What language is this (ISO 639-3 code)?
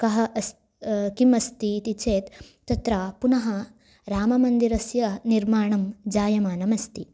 san